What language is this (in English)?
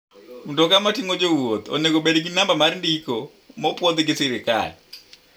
Luo (Kenya and Tanzania)